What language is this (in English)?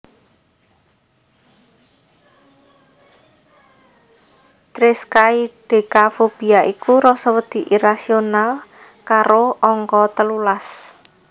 Javanese